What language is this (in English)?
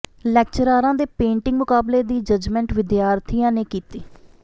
Punjabi